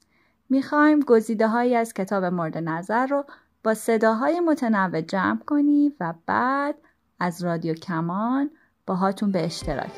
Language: Persian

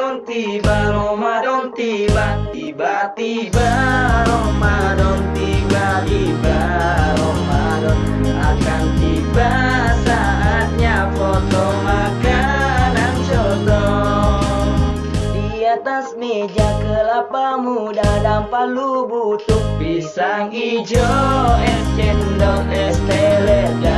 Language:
Indonesian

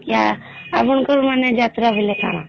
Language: Odia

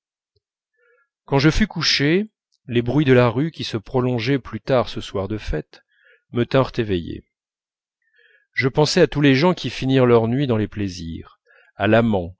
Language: French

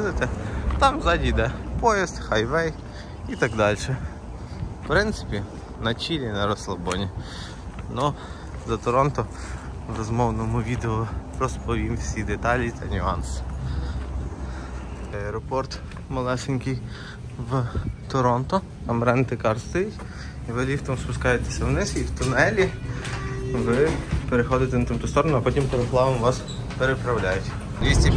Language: Ukrainian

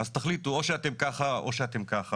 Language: Hebrew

